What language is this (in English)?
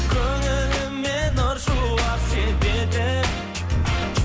Kazakh